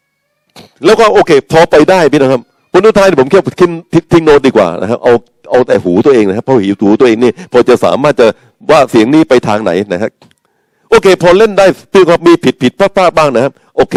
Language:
Thai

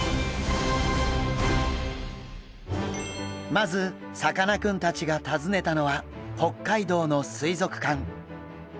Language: Japanese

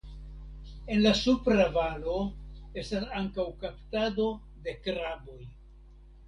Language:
Esperanto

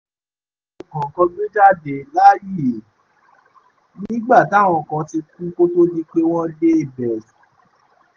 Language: Yoruba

